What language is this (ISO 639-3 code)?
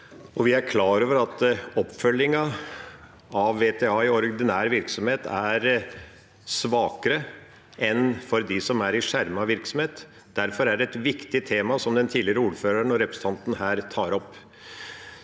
nor